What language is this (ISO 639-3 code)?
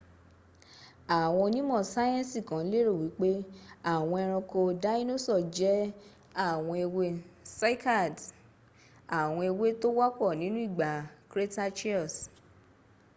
yor